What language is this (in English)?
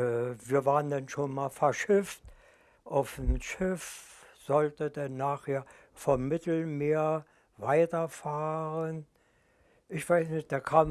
German